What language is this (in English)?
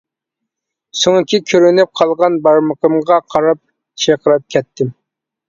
Uyghur